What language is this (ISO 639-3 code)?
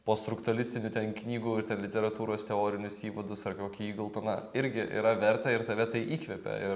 lit